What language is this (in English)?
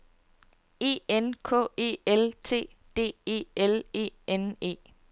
Danish